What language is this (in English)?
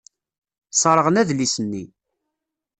Kabyle